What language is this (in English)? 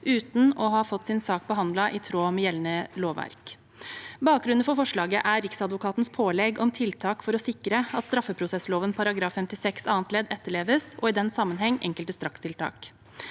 Norwegian